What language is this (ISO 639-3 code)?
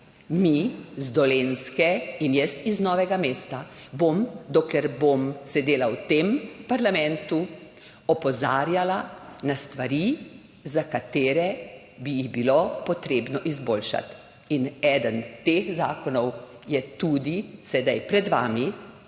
slv